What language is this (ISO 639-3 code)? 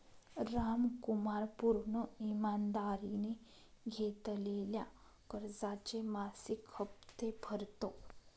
mar